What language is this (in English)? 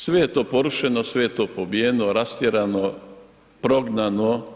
Croatian